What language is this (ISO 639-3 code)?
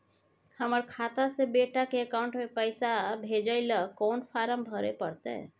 mai